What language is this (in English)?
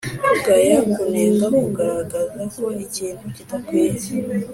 Kinyarwanda